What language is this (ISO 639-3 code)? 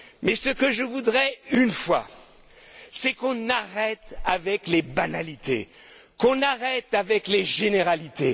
fra